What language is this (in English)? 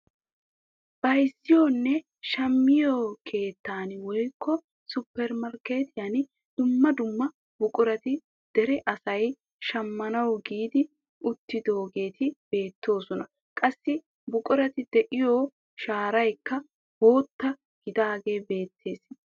Wolaytta